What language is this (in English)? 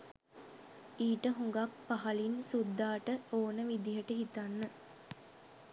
Sinhala